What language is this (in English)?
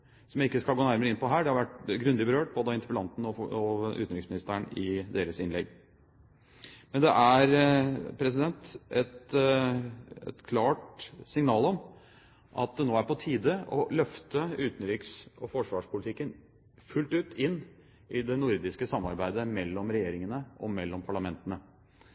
Norwegian Bokmål